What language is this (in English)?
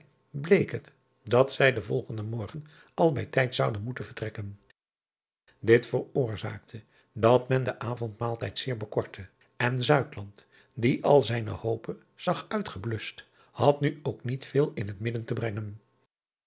Dutch